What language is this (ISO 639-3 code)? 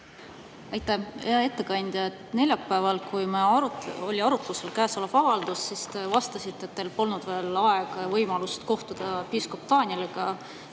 est